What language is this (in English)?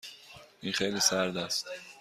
Persian